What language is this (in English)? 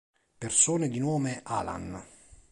Italian